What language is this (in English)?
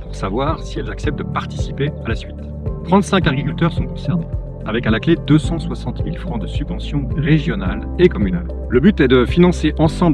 French